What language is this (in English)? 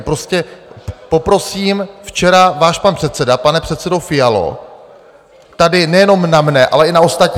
Czech